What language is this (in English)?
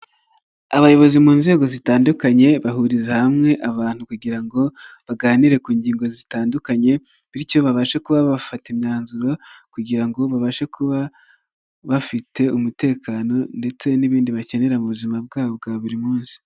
Kinyarwanda